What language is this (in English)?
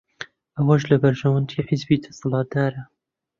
Central Kurdish